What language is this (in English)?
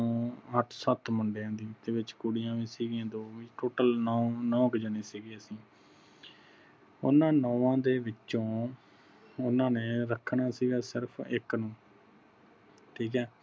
Punjabi